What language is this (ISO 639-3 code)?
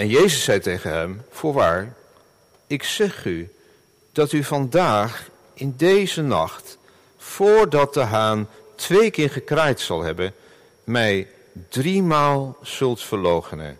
nld